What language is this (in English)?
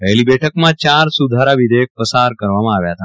Gujarati